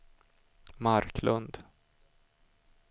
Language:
Swedish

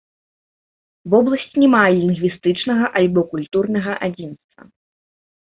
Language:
Belarusian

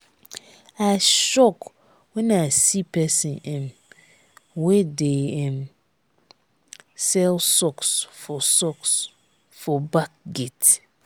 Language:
Nigerian Pidgin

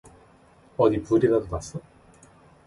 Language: Korean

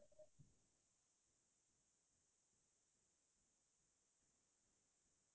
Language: Assamese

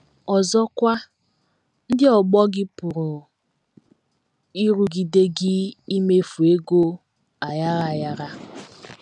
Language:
Igbo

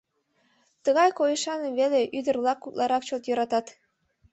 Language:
Mari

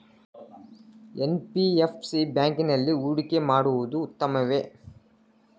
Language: Kannada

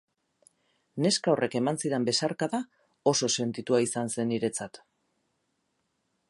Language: Basque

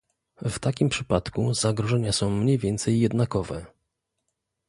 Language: Polish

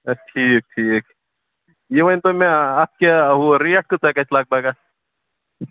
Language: Kashmiri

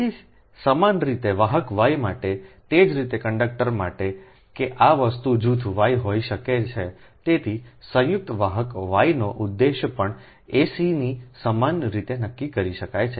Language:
Gujarati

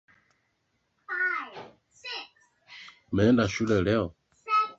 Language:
Swahili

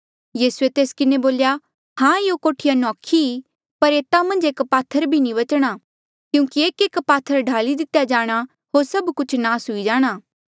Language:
Mandeali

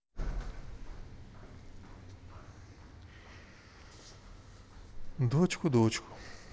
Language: Russian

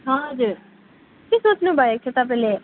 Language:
Nepali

